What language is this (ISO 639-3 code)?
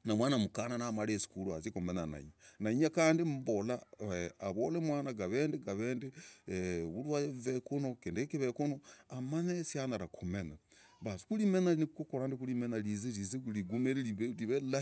rag